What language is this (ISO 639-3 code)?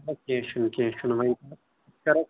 kas